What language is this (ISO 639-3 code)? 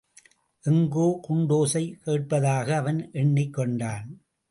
tam